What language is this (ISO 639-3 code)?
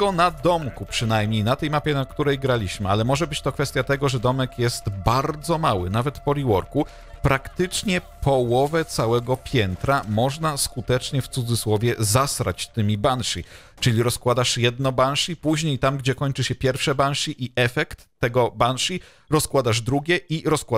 pol